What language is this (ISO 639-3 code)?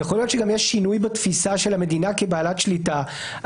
heb